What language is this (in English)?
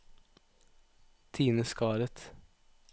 Norwegian